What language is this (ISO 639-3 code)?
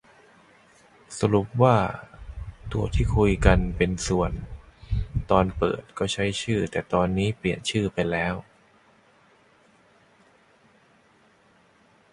tha